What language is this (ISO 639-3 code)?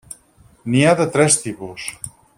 cat